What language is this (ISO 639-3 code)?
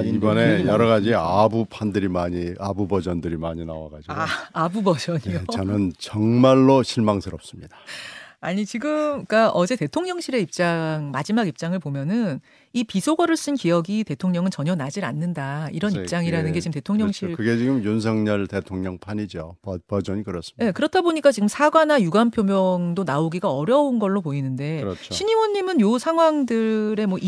kor